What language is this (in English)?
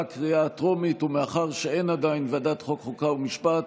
Hebrew